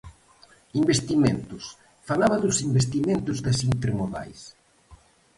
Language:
Galician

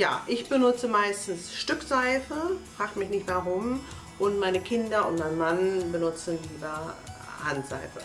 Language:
German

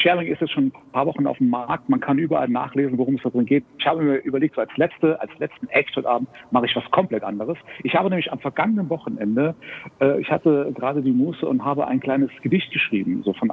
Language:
German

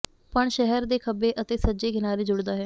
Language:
Punjabi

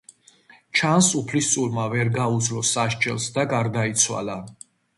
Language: Georgian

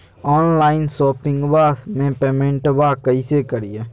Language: Magahi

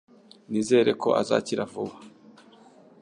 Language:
Kinyarwanda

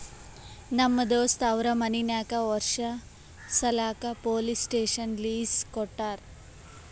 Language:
Kannada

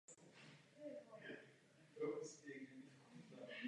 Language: Czech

